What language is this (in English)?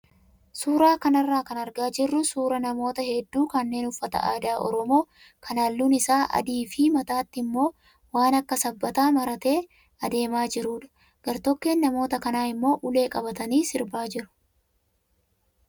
Oromo